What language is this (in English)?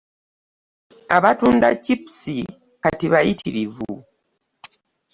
Ganda